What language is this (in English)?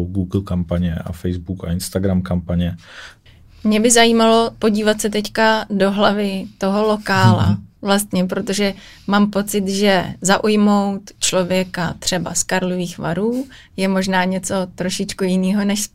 Czech